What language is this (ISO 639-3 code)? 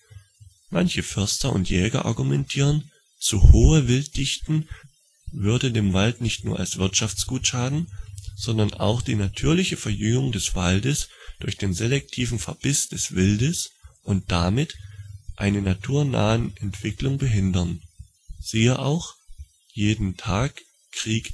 deu